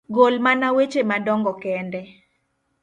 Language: Luo (Kenya and Tanzania)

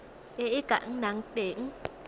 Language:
Tswana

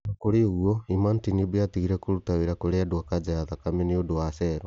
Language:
Kikuyu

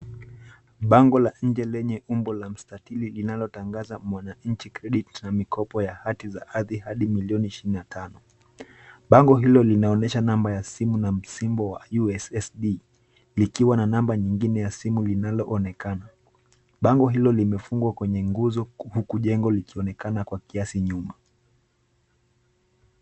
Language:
Swahili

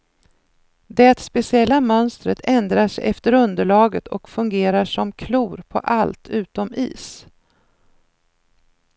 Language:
Swedish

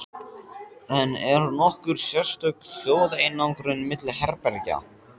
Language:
Icelandic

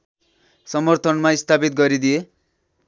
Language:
Nepali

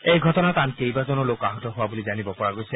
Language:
Assamese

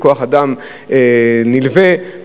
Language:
Hebrew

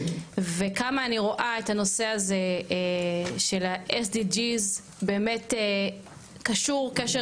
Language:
Hebrew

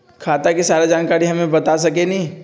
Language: Magahi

